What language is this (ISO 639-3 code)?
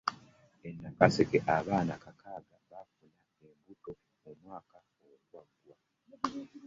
lug